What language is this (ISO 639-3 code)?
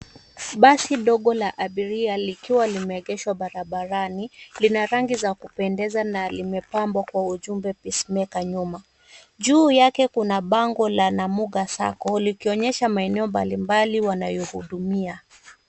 swa